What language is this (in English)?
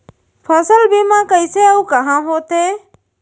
Chhattisgarhi